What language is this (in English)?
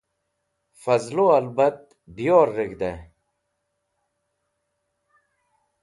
Wakhi